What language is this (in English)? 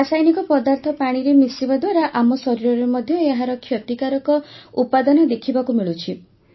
Odia